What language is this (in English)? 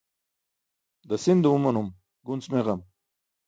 Burushaski